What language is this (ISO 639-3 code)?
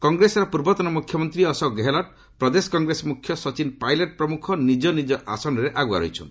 ori